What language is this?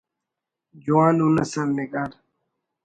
Brahui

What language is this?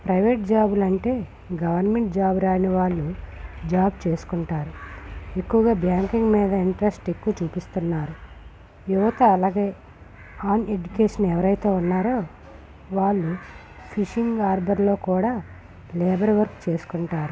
Telugu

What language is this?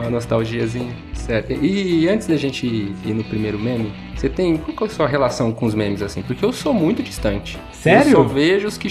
Portuguese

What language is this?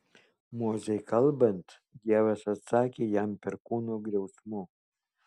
Lithuanian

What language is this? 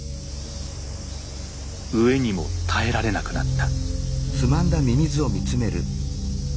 Japanese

